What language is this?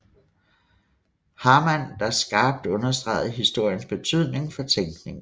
Danish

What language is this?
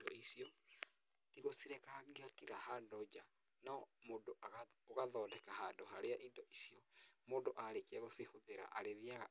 Kikuyu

